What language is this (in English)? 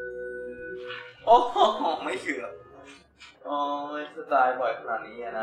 Thai